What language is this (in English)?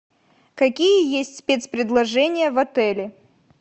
Russian